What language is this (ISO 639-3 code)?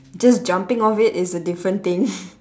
eng